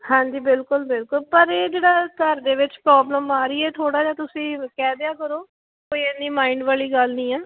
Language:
Punjabi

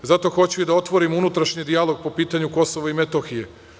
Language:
Serbian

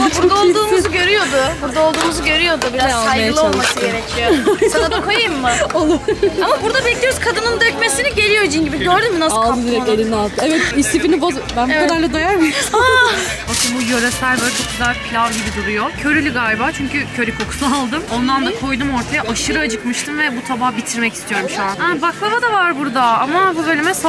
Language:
Turkish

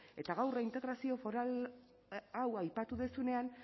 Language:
Basque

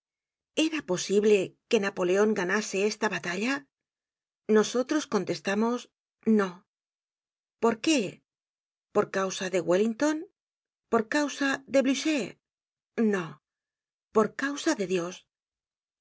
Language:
Spanish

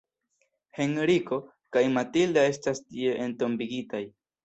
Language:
Esperanto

